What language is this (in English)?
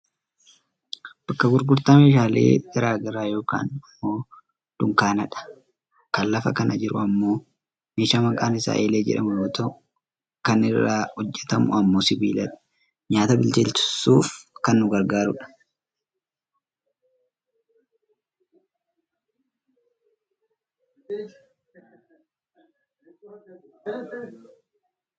Oromo